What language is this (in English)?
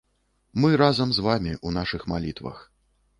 Belarusian